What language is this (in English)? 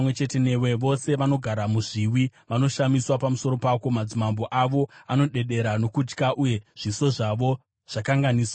Shona